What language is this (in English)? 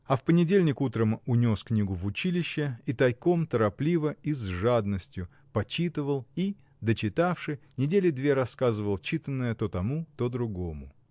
Russian